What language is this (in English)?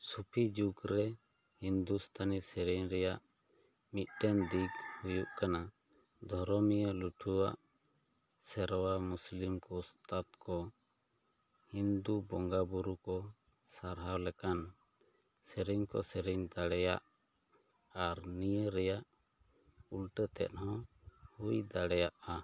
Santali